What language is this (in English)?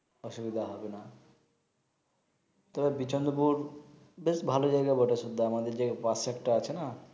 Bangla